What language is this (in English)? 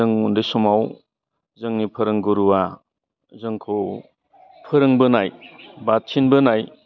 Bodo